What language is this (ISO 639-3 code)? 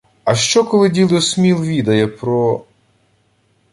ukr